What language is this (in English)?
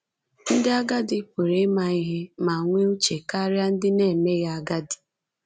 Igbo